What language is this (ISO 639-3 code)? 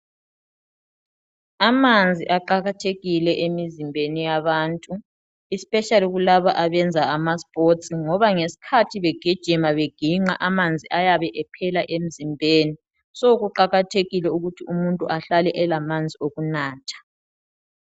nde